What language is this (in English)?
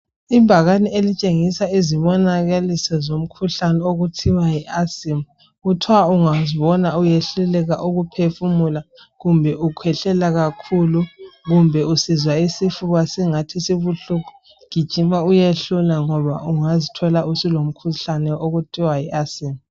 North Ndebele